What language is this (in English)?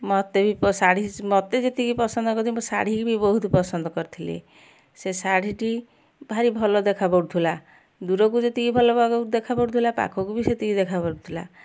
Odia